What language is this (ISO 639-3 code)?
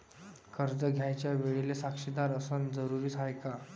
mar